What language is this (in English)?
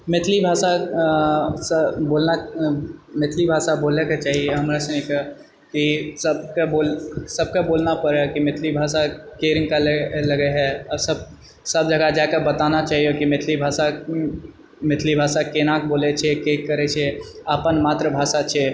Maithili